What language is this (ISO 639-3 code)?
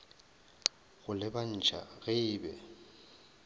nso